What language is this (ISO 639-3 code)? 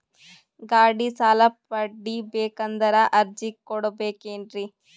kan